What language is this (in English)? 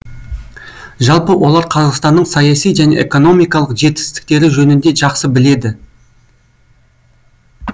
Kazakh